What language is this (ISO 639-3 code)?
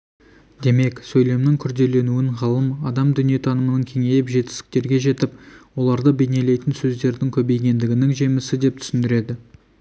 kaz